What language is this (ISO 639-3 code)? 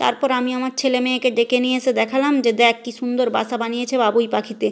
ben